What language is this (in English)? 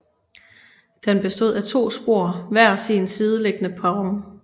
Danish